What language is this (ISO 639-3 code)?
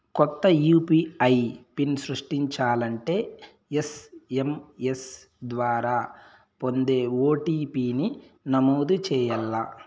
tel